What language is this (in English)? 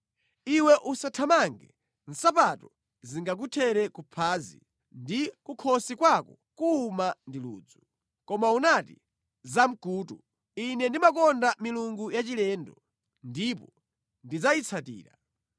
Nyanja